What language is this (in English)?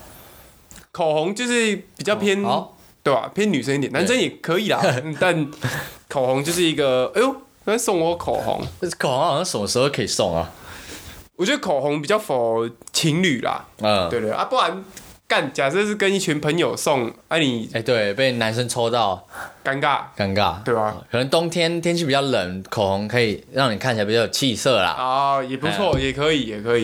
Chinese